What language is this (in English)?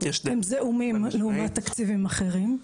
Hebrew